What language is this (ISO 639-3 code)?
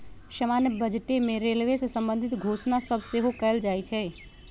mag